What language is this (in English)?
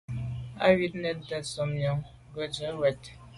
Medumba